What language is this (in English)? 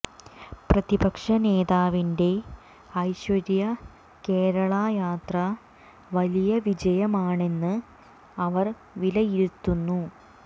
Malayalam